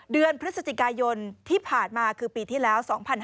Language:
Thai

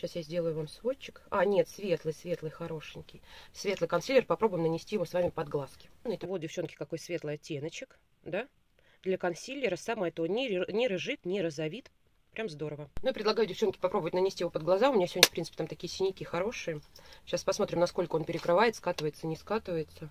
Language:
Russian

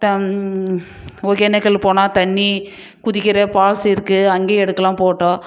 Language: Tamil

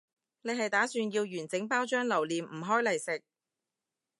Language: Cantonese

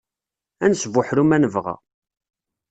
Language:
Kabyle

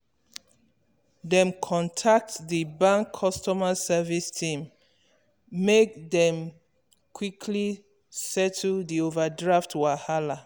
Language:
Nigerian Pidgin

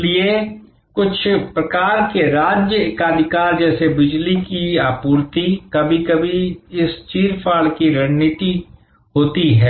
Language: Hindi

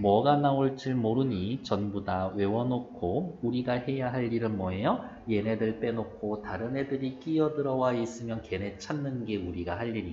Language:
Korean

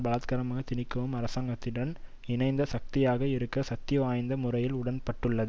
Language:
Tamil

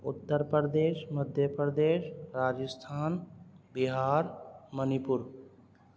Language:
Urdu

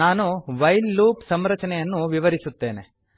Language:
Kannada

